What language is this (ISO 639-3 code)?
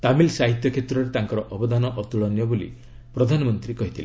ori